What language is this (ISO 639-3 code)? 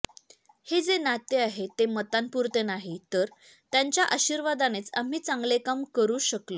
mar